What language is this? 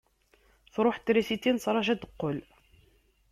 Kabyle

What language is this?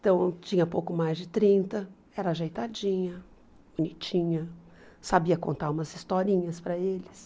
Portuguese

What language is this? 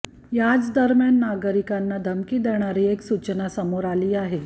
Marathi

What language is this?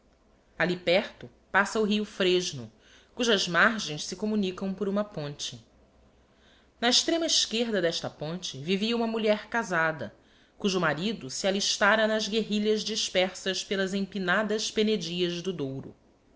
Portuguese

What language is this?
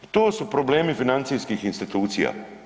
Croatian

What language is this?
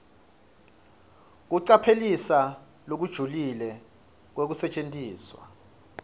Swati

